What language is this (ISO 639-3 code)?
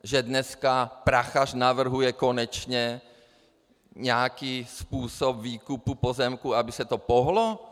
ces